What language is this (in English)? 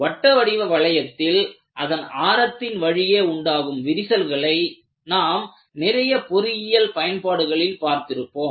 Tamil